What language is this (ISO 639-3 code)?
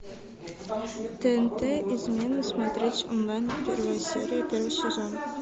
rus